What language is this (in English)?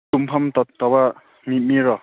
Manipuri